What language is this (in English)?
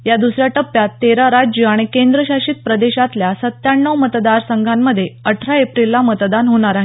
Marathi